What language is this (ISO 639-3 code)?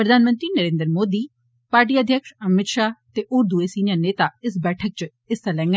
doi